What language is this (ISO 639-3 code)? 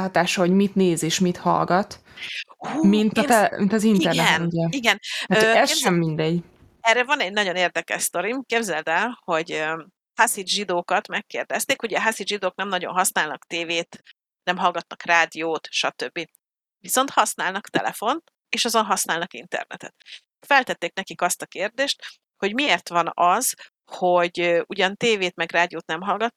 hun